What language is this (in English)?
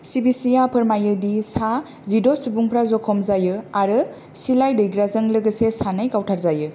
Bodo